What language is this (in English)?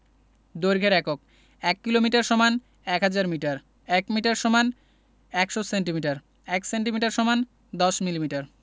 Bangla